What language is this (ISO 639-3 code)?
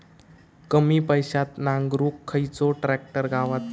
mar